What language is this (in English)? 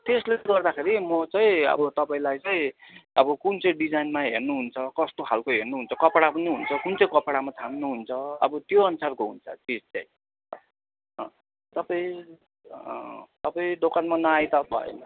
Nepali